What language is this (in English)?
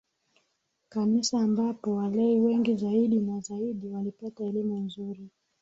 Swahili